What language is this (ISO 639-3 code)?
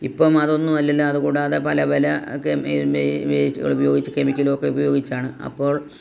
mal